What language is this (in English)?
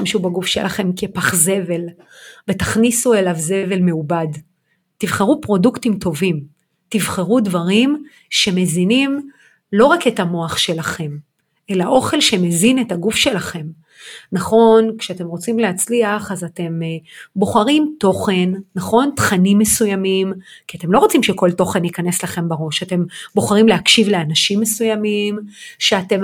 Hebrew